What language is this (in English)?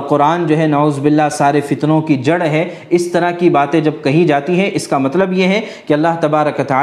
Urdu